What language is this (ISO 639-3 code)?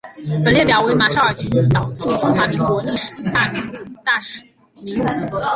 zho